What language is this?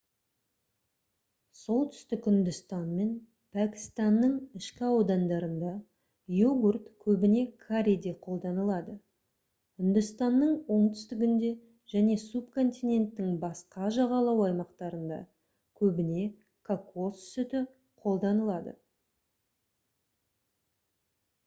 Kazakh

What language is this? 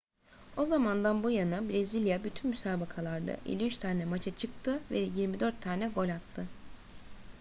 Turkish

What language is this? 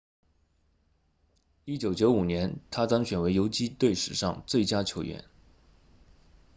Chinese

